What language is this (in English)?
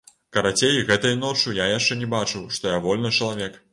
Belarusian